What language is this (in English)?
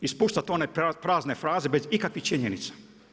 Croatian